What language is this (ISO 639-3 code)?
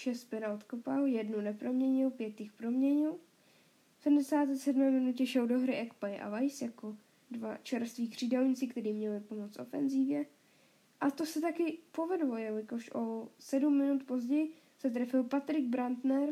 ces